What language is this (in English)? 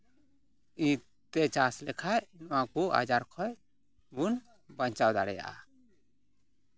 Santali